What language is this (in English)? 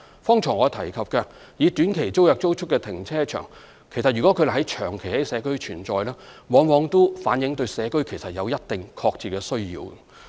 Cantonese